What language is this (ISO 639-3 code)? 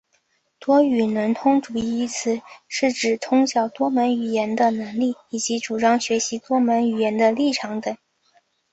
zho